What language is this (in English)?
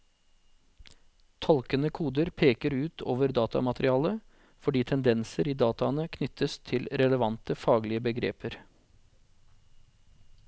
Norwegian